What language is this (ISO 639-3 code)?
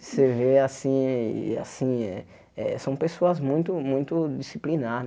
por